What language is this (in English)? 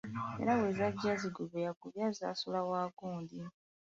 Ganda